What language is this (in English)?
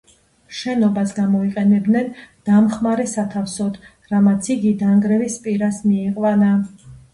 Georgian